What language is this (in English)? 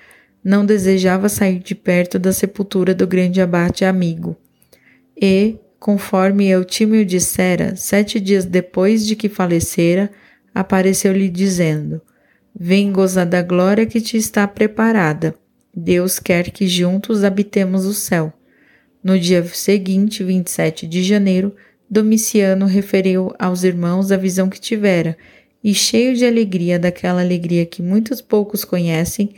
Portuguese